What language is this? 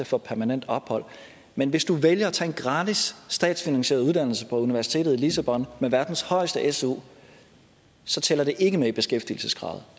Danish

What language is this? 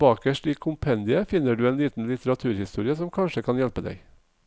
Norwegian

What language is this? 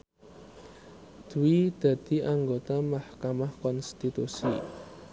Javanese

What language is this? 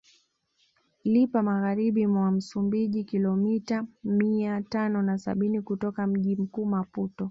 Swahili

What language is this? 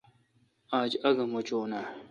Kalkoti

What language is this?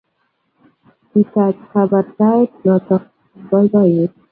Kalenjin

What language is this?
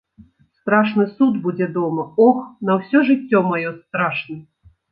Belarusian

